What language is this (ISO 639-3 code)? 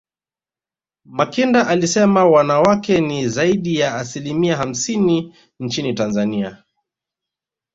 swa